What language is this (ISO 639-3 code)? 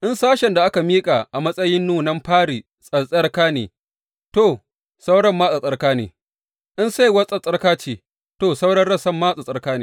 hau